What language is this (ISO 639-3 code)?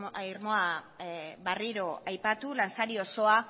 eus